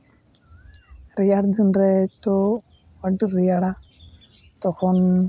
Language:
Santali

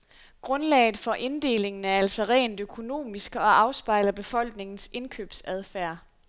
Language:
Danish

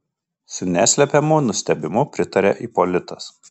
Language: Lithuanian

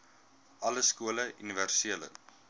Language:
Afrikaans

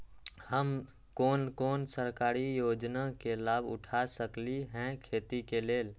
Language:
Magahi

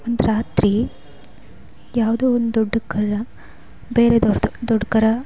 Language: Kannada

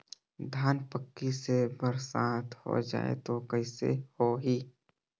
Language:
Chhattisgarhi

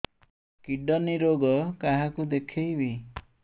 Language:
Odia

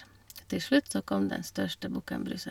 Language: Norwegian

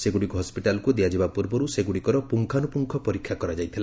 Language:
Odia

